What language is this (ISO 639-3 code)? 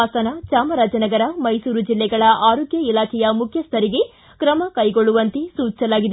kan